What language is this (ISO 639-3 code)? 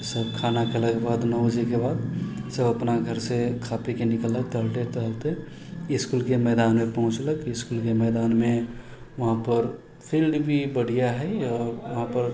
mai